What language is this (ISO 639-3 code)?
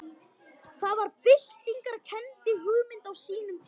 isl